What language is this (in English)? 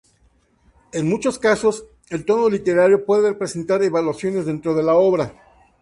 Spanish